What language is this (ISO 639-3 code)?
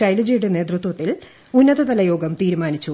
mal